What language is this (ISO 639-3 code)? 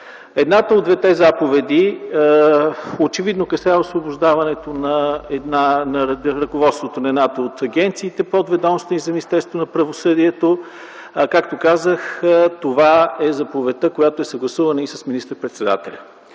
bul